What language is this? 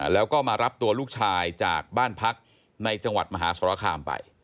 Thai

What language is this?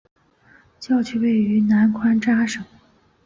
Chinese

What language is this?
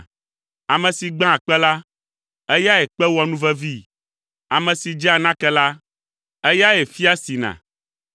Ewe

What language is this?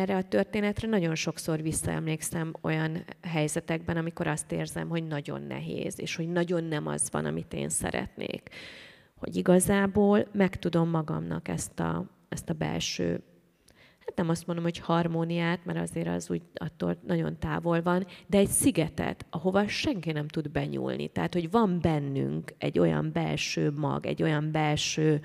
Hungarian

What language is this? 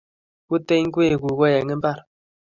Kalenjin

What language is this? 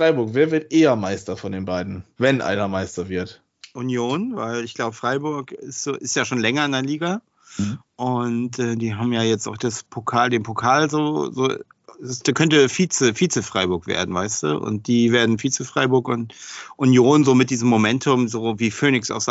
German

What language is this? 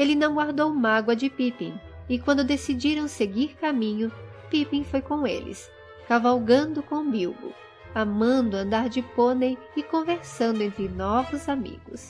Portuguese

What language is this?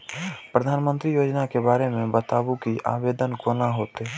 Maithili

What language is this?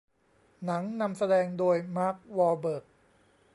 Thai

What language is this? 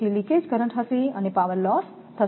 Gujarati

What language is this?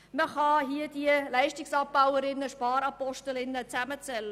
Swiss German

